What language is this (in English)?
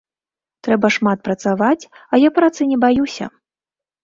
Belarusian